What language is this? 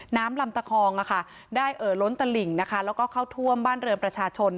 Thai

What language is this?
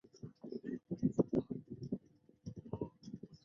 Chinese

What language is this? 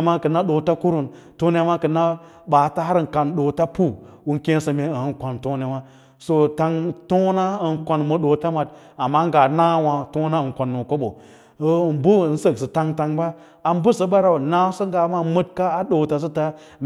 Lala-Roba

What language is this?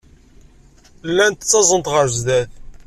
Kabyle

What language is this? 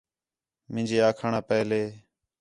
Khetrani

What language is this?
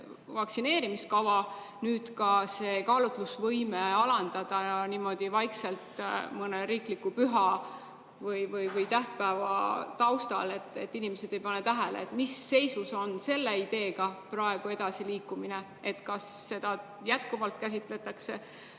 Estonian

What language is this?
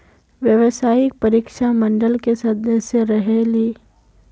Magahi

